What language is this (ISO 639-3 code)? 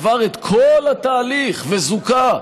heb